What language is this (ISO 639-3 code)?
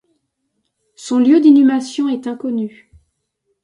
fra